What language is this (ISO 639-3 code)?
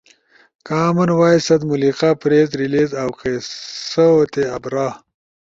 ush